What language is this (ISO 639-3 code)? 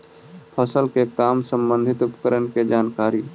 mag